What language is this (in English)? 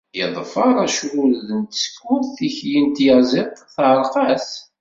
Kabyle